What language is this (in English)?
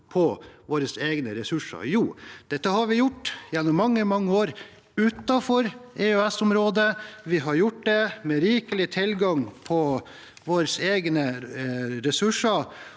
Norwegian